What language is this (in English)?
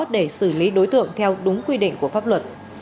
Vietnamese